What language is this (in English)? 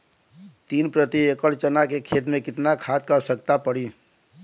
Bhojpuri